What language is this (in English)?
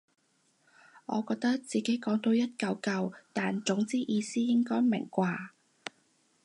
Cantonese